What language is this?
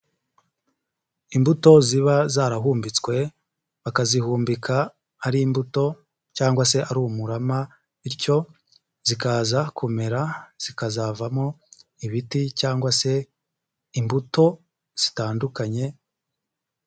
Kinyarwanda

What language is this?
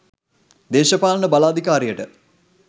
Sinhala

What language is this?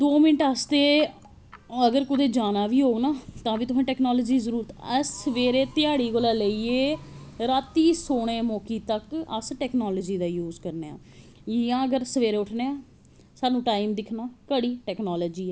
Dogri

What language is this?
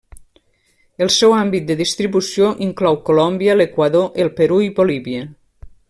Catalan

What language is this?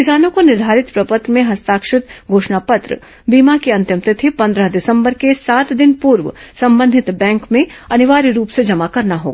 Hindi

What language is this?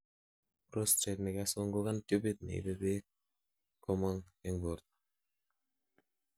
Kalenjin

